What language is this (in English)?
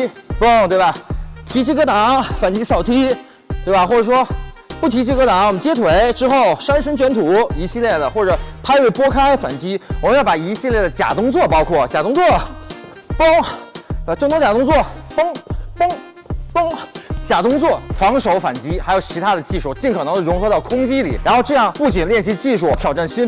Chinese